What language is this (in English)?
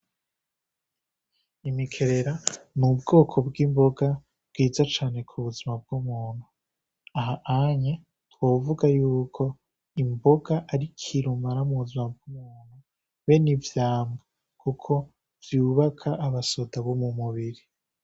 Rundi